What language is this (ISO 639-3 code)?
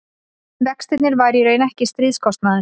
isl